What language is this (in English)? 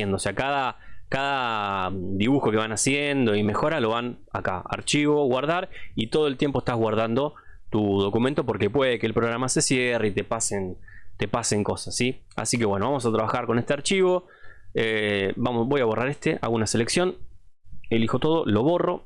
Spanish